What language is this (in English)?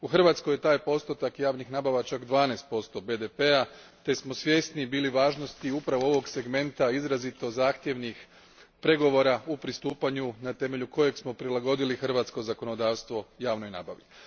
Croatian